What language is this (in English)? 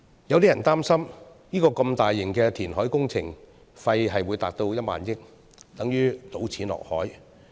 Cantonese